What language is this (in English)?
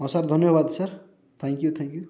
Odia